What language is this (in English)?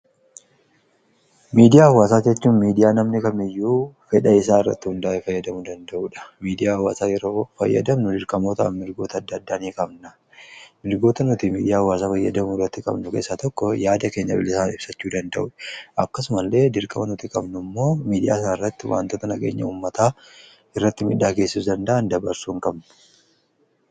Oromo